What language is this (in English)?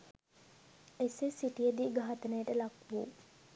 Sinhala